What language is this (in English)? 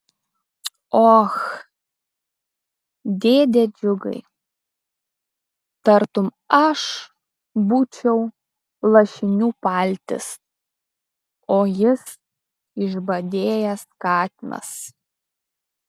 Lithuanian